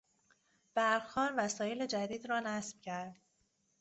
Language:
Persian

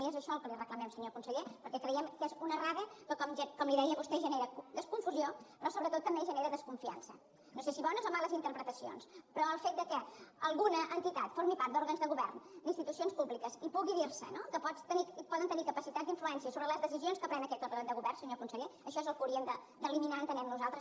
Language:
Catalan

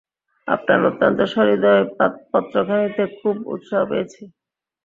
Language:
Bangla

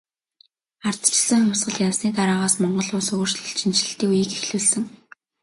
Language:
Mongolian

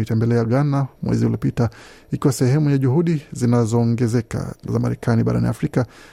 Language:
Swahili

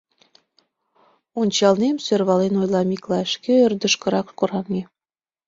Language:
Mari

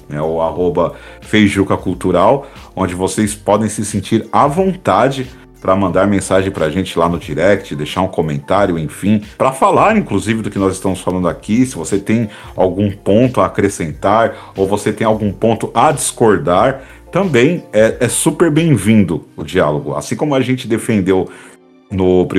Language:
Portuguese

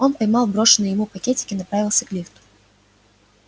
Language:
Russian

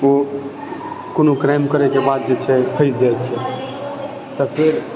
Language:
Maithili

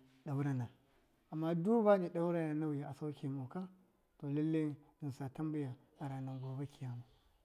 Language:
Miya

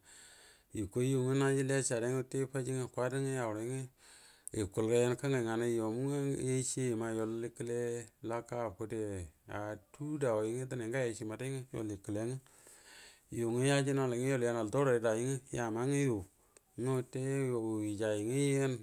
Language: Buduma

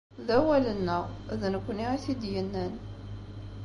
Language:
Kabyle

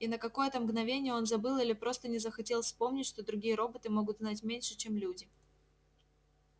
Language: Russian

